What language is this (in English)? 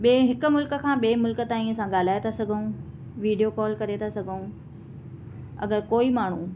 Sindhi